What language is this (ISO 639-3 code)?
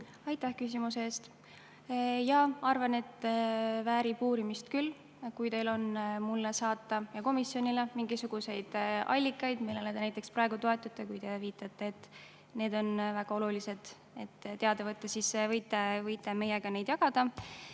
est